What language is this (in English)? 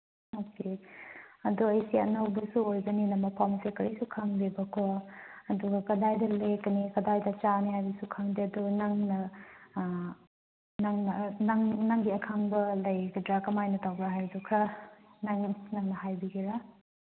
Manipuri